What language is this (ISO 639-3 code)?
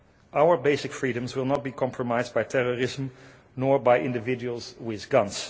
eng